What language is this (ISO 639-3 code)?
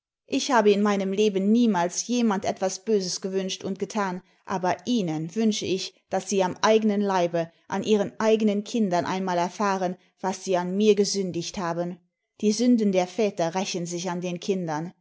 deu